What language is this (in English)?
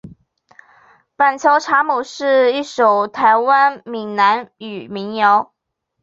Chinese